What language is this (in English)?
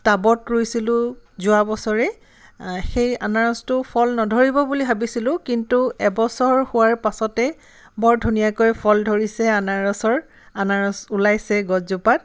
Assamese